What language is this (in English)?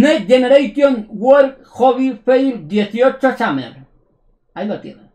Spanish